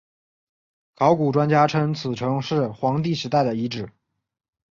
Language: Chinese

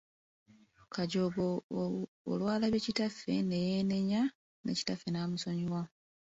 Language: Ganda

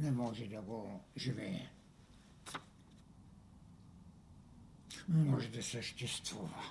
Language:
Bulgarian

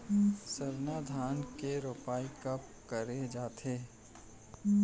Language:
Chhattisgarhi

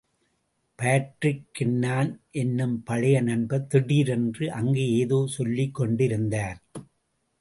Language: Tamil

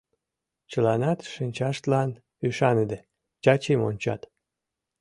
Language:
Mari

